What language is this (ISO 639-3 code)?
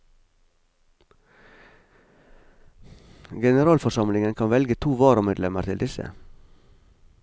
nor